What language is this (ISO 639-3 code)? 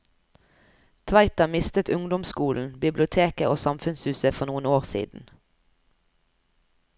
nor